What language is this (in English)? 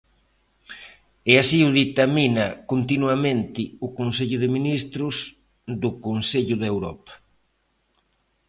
Galician